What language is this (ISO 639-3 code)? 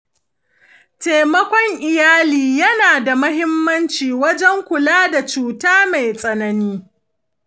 hau